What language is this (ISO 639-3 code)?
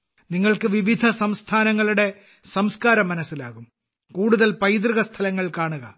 mal